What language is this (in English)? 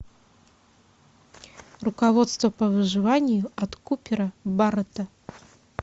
Russian